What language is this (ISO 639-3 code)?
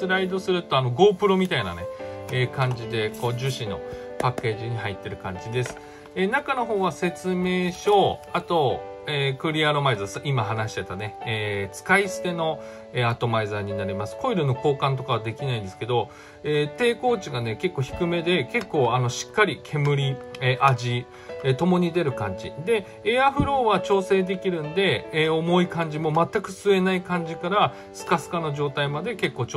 jpn